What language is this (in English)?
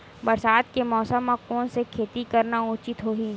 Chhattisgarhi